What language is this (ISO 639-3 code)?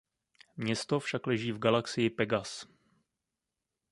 ces